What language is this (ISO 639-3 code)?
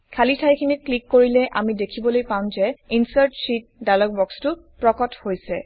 asm